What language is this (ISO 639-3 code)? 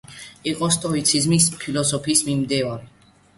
kat